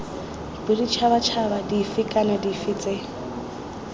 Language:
Tswana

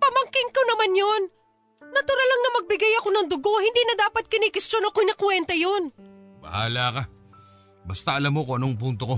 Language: Filipino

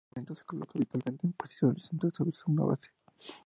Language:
Spanish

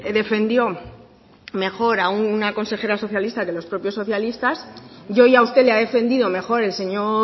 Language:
Spanish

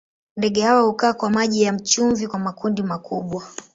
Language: Swahili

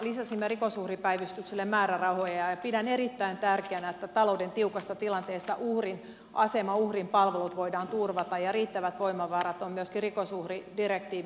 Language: Finnish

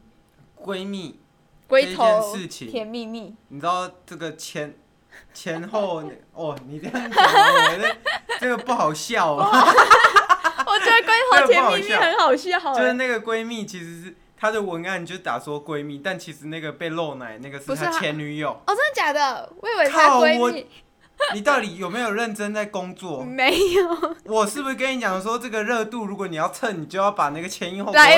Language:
Chinese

